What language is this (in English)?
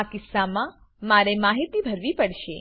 Gujarati